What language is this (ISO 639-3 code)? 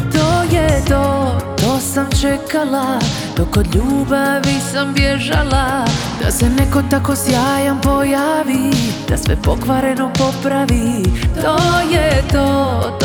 hrv